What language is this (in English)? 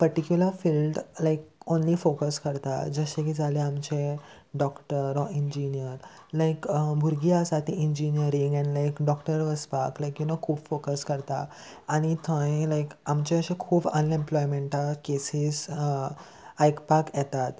Konkani